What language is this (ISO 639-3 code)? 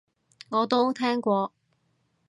yue